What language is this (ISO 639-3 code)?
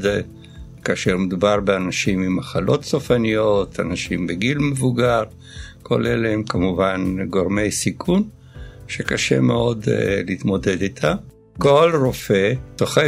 heb